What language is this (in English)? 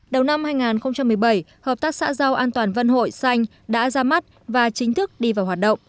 Vietnamese